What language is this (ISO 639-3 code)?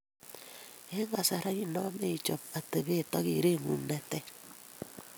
kln